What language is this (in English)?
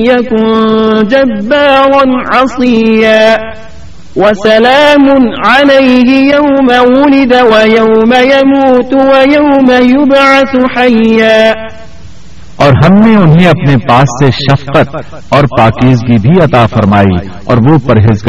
Urdu